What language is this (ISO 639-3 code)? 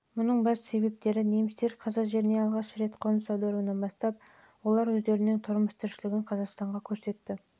kaz